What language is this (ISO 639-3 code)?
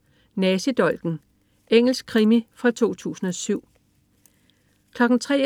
dan